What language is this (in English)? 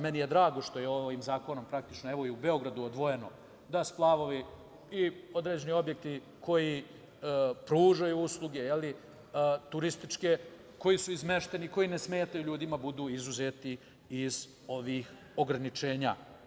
Serbian